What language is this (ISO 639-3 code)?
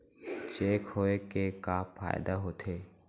hne